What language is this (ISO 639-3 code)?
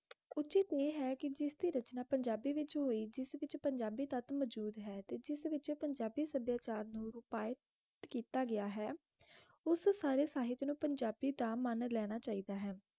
pan